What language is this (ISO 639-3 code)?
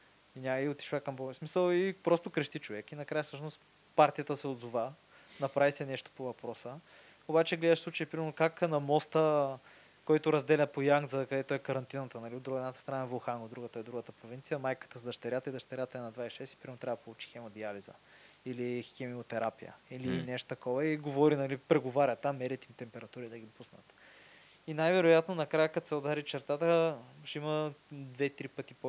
bul